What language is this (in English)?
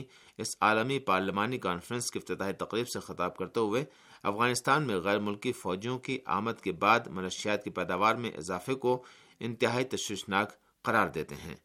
Urdu